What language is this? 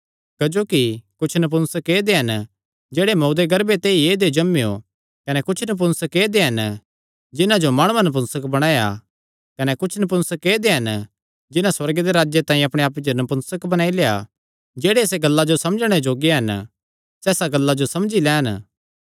Kangri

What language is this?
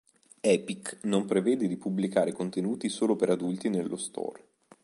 Italian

